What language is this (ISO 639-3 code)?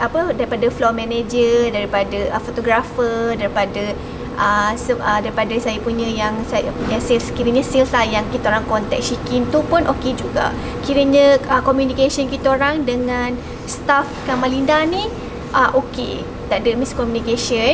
msa